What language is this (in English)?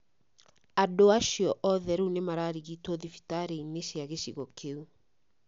Kikuyu